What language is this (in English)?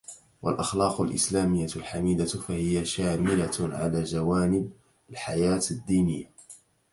Arabic